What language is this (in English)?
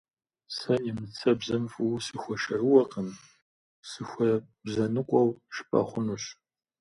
Kabardian